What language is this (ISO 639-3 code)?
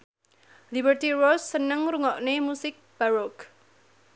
jav